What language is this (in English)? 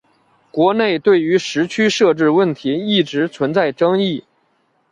Chinese